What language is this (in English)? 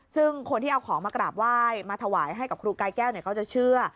Thai